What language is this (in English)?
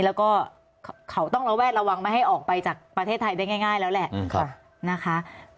Thai